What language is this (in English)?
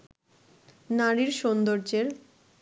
Bangla